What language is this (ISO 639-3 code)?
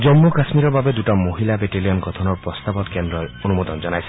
asm